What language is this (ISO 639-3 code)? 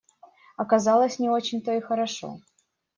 rus